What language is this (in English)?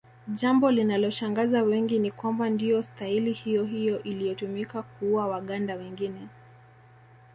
Swahili